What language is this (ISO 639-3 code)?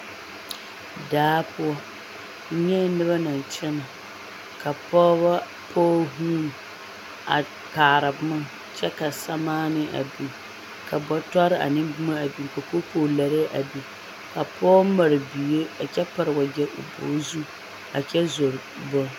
dga